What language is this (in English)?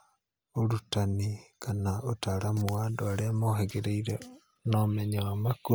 Kikuyu